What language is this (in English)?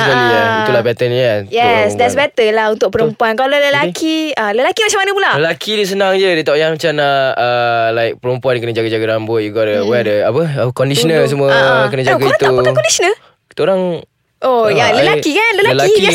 Malay